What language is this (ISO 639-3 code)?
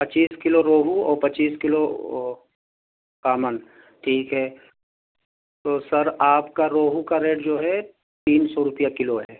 urd